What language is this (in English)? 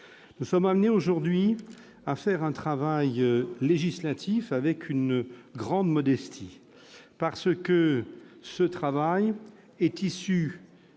French